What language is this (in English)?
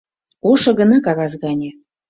Mari